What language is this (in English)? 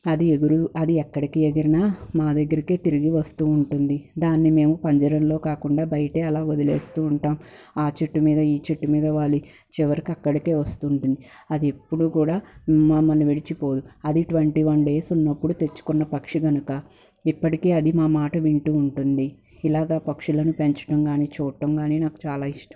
Telugu